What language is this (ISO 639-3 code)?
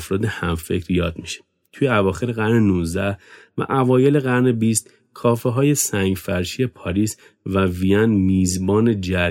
fas